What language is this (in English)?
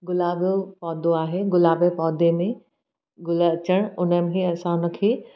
Sindhi